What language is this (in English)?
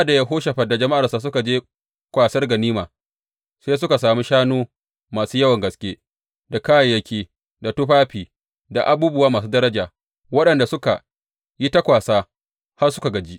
Hausa